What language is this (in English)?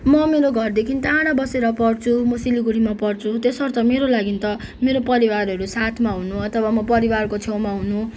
Nepali